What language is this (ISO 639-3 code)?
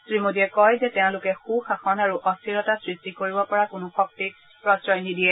asm